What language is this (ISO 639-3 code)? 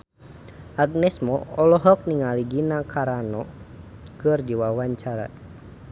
sun